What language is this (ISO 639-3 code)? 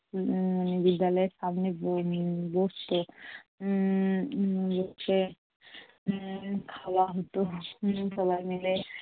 ben